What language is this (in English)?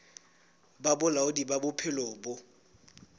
Southern Sotho